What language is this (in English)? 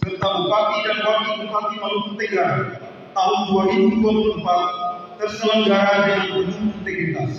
Indonesian